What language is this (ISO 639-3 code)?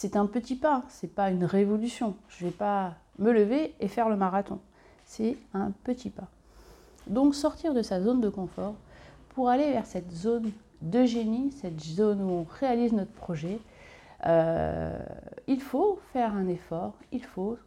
fra